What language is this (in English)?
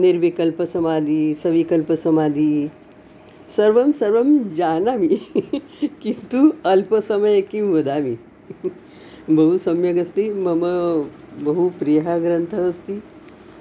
Sanskrit